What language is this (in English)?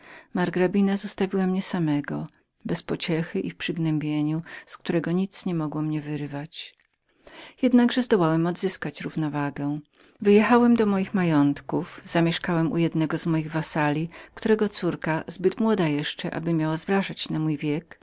Polish